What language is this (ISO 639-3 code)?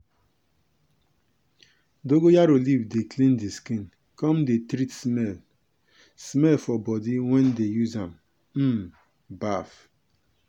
pcm